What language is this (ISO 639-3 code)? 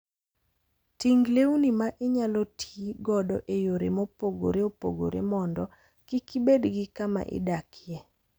luo